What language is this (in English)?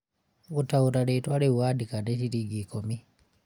Kikuyu